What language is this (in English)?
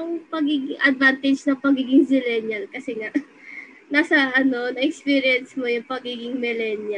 Filipino